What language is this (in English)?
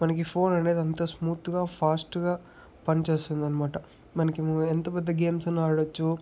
Telugu